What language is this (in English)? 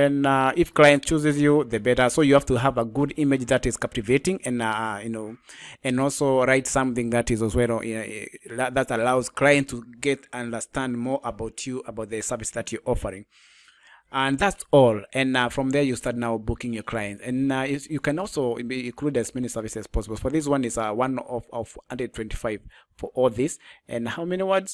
English